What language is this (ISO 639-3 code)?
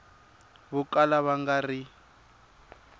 tso